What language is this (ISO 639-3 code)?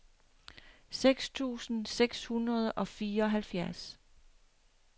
dan